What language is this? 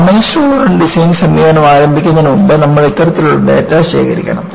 Malayalam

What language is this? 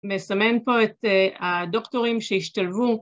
Hebrew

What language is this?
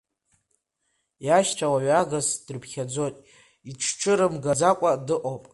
Abkhazian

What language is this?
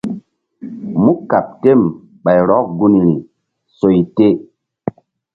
Mbum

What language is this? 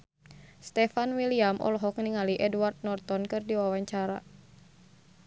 Sundanese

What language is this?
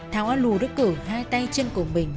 Vietnamese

